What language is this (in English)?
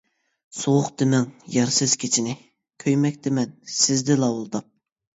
Uyghur